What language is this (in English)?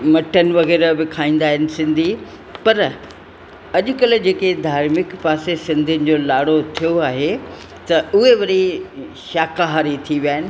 Sindhi